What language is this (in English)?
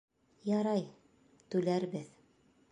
Bashkir